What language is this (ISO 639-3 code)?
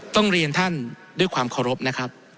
tha